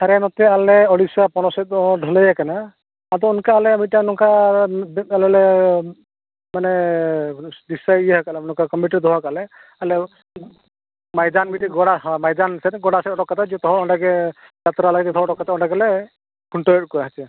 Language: Santali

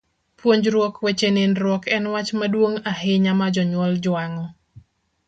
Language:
Luo (Kenya and Tanzania)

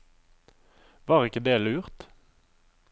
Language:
Norwegian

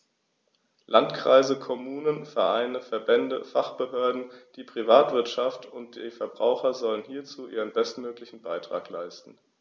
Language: German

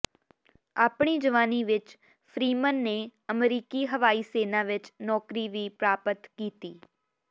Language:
Punjabi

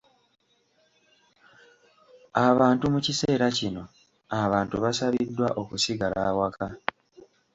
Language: Ganda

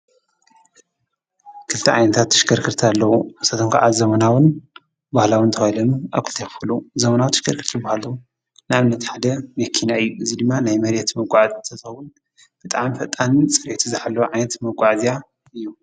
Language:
Tigrinya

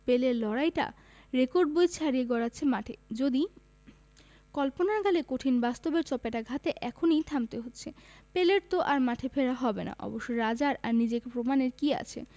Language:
Bangla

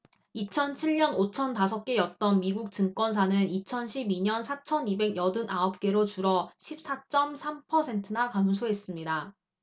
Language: Korean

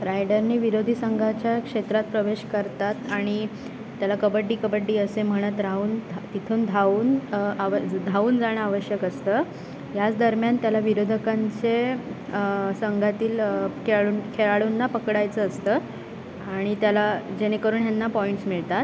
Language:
Marathi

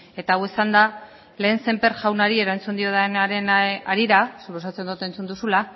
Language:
Basque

